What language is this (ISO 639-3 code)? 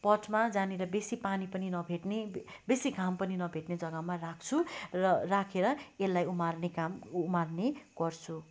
nep